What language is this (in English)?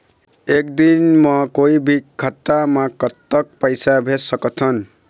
Chhattisgarhi